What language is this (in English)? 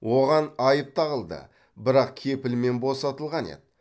Kazakh